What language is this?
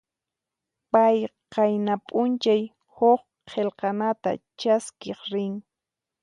Puno Quechua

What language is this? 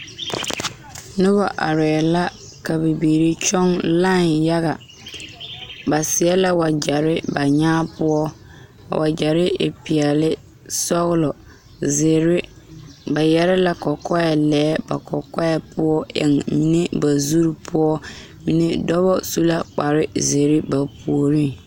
Southern Dagaare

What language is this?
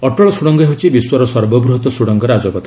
Odia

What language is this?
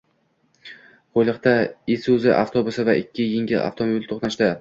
Uzbek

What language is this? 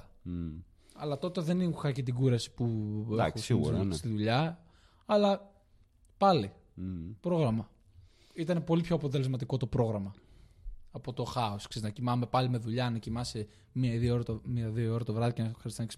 Greek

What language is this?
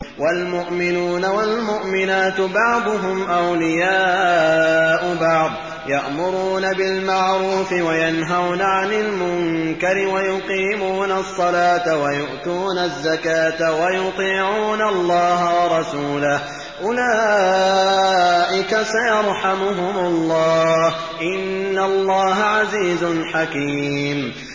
Arabic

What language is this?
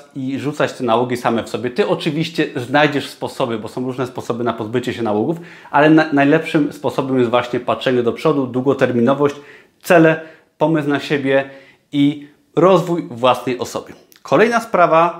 Polish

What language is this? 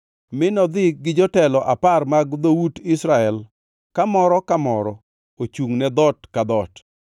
Luo (Kenya and Tanzania)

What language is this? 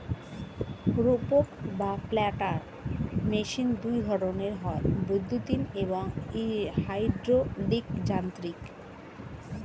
Bangla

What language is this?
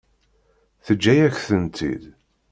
Kabyle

